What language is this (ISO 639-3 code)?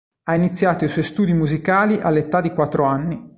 ita